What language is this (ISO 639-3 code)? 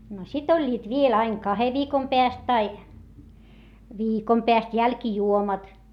fin